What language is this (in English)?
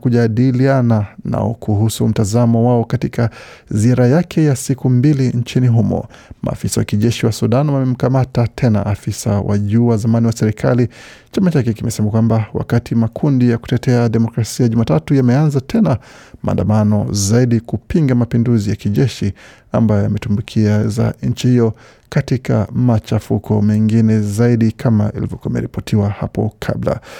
Swahili